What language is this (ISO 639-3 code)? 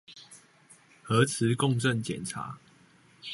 zho